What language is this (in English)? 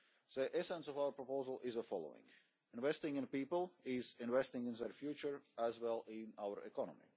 English